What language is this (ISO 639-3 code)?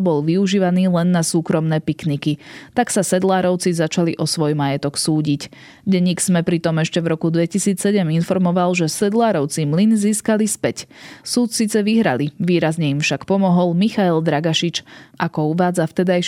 slk